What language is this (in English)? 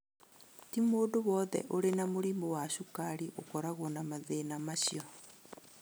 Kikuyu